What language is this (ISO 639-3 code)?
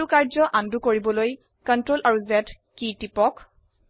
asm